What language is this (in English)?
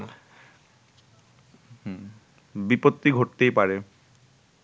Bangla